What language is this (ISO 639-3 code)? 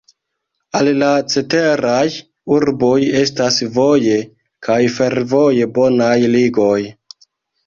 epo